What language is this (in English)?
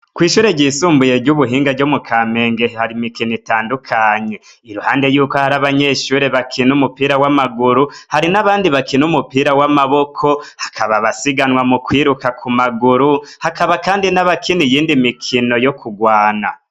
Rundi